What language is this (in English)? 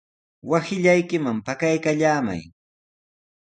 Sihuas Ancash Quechua